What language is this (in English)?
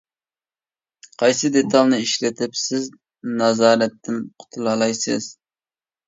Uyghur